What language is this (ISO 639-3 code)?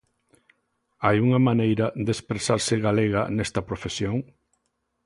glg